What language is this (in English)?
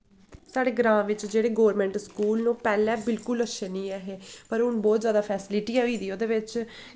Dogri